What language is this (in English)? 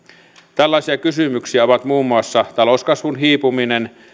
Finnish